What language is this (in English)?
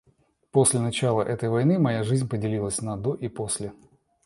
Russian